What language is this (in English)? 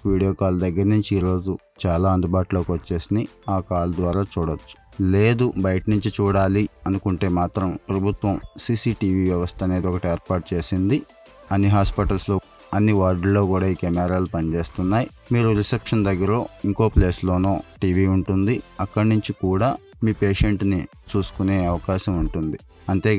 Telugu